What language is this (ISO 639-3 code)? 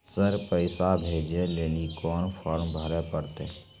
mai